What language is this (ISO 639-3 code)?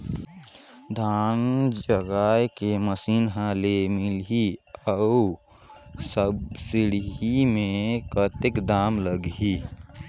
hne